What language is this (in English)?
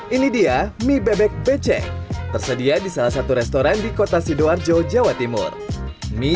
Indonesian